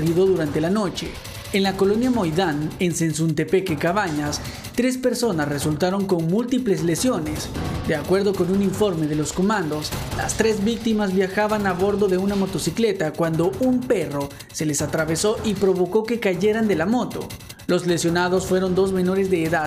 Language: Spanish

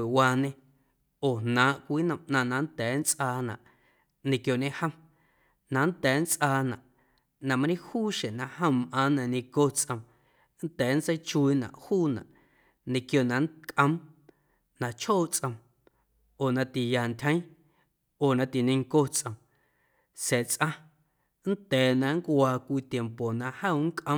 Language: Guerrero Amuzgo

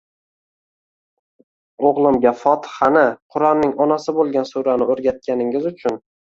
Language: Uzbek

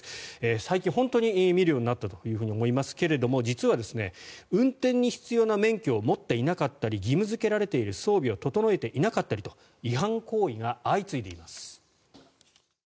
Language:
Japanese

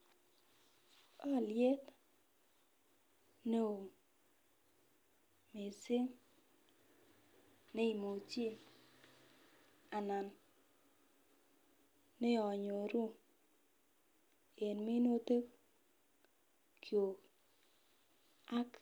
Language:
Kalenjin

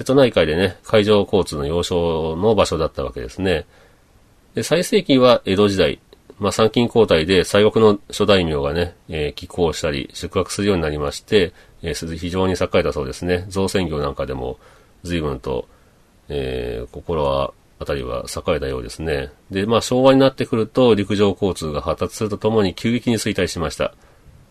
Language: Japanese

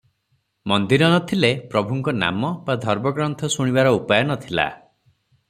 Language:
Odia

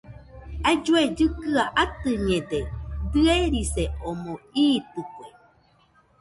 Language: Nüpode Huitoto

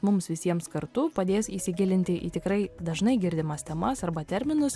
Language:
Lithuanian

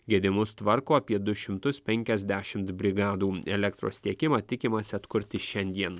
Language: Lithuanian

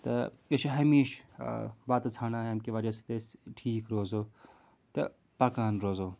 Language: Kashmiri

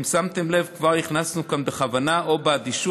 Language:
Hebrew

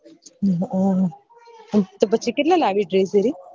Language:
Gujarati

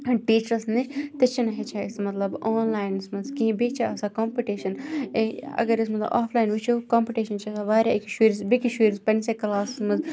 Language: Kashmiri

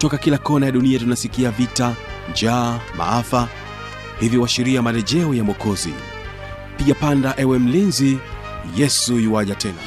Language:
Swahili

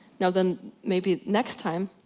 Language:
English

